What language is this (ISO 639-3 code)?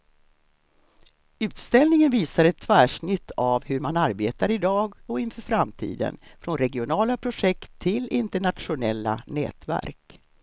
swe